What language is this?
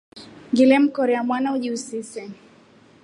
Rombo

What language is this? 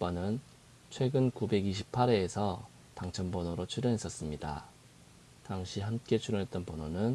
Korean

